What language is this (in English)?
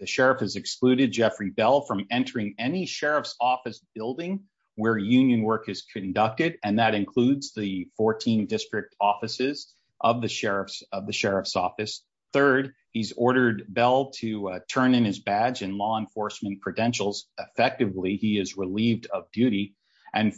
English